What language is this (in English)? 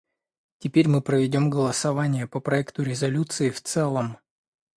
Russian